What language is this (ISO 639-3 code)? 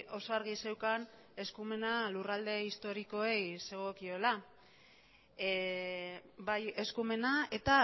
eus